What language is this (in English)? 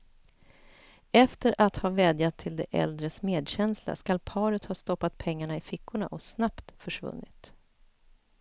Swedish